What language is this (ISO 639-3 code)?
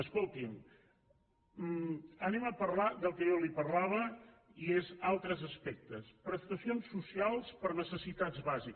cat